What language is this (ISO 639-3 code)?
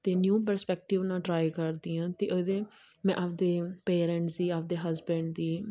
pan